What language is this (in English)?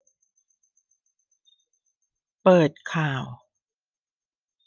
Thai